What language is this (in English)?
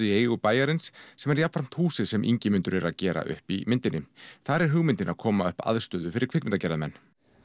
Icelandic